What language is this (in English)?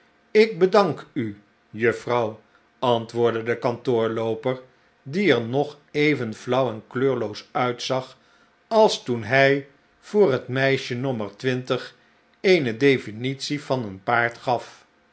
Dutch